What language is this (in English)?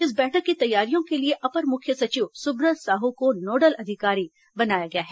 Hindi